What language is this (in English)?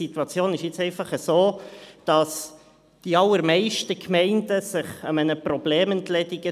Swiss German